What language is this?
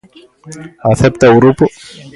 Galician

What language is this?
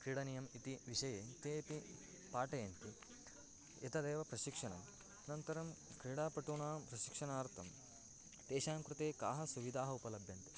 Sanskrit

